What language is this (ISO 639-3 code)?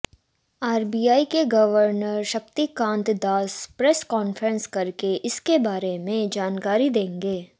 hin